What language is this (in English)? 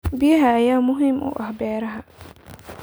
Somali